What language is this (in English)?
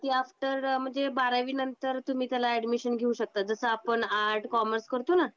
Marathi